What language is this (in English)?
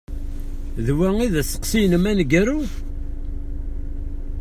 Kabyle